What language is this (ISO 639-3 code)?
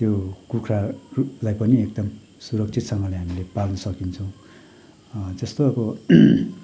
nep